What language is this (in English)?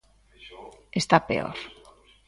Galician